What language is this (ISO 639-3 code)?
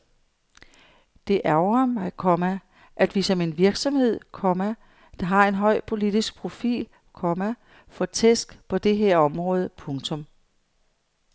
dan